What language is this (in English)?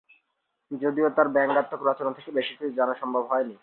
Bangla